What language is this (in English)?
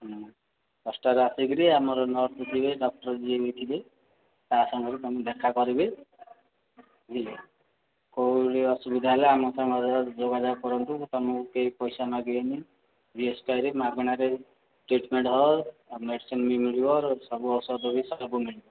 Odia